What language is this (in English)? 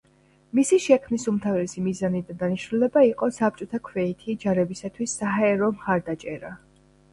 Georgian